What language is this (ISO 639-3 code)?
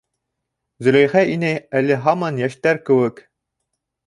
bak